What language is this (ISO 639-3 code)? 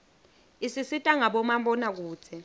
ssw